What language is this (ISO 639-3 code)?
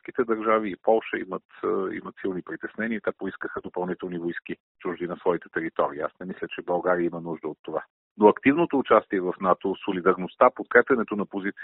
bul